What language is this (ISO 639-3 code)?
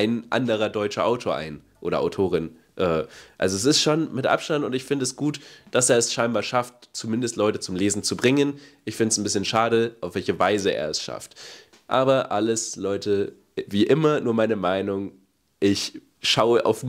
deu